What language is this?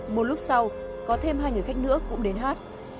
Vietnamese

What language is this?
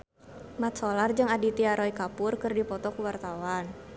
Sundanese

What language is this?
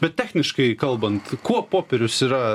Lithuanian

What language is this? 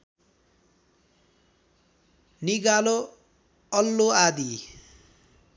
Nepali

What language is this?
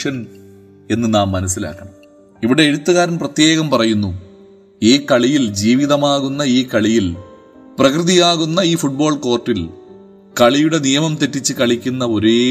Malayalam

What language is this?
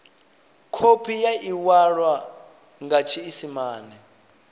Venda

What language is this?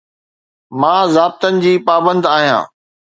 Sindhi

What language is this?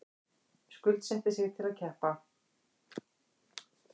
Icelandic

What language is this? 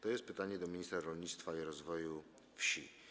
Polish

